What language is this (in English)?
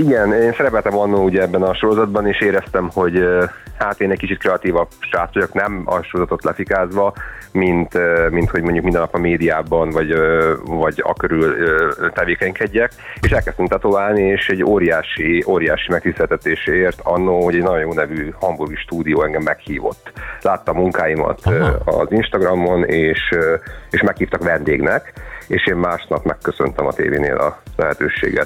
Hungarian